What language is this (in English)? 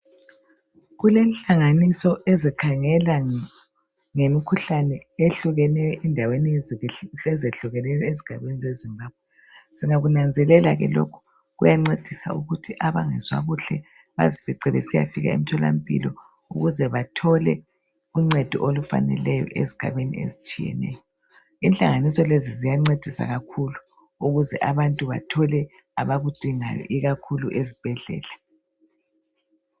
North Ndebele